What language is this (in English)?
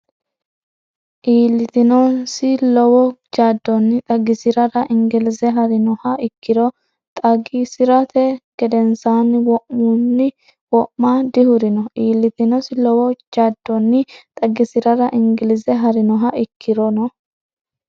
Sidamo